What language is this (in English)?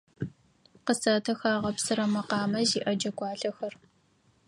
Adyghe